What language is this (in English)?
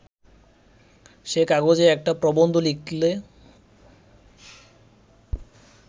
Bangla